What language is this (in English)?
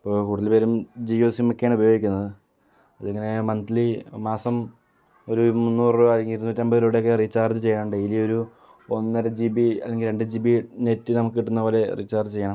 Malayalam